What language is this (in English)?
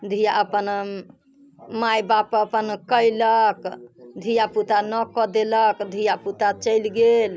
Maithili